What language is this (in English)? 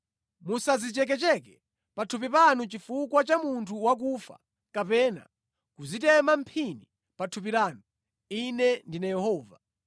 Nyanja